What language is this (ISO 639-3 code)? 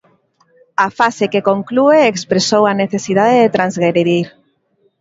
glg